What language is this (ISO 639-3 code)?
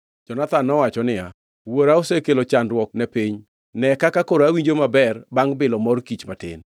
luo